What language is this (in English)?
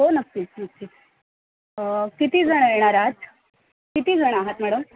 Marathi